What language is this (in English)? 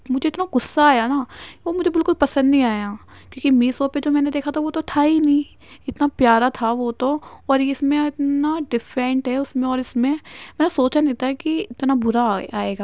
Urdu